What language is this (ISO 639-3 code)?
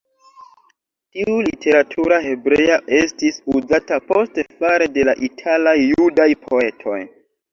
epo